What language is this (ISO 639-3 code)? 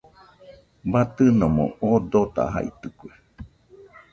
hux